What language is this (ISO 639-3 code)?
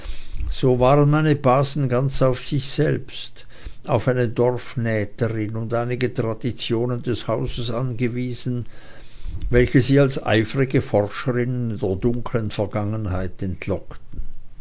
deu